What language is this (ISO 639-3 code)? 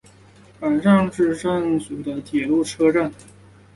zho